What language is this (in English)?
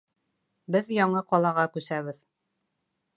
Bashkir